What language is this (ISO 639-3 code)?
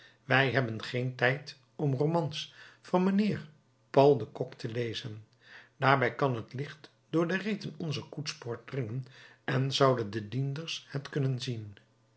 nld